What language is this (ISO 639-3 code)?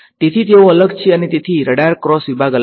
guj